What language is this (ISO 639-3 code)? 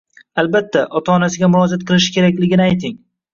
uzb